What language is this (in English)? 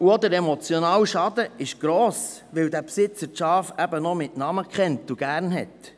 Swiss German